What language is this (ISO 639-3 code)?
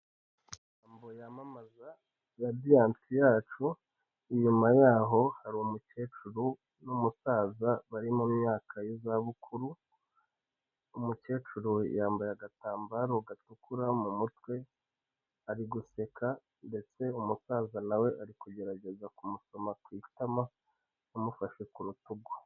kin